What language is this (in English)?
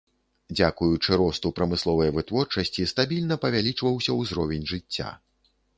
Belarusian